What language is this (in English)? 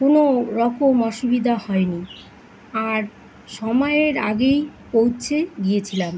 Bangla